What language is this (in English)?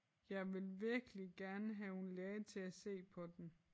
Danish